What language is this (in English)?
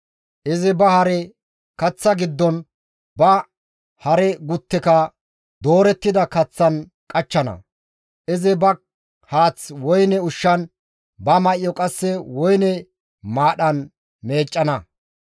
Gamo